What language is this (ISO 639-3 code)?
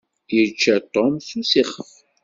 kab